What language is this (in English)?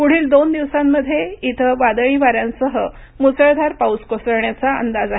Marathi